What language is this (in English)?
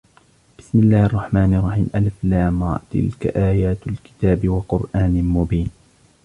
Arabic